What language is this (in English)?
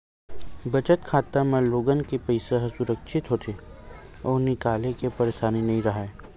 Chhattisgarhi